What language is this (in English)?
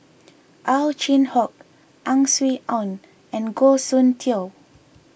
English